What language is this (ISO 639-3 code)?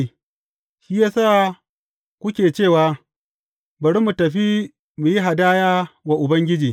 hau